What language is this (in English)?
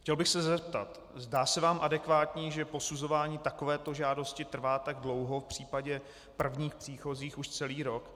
Czech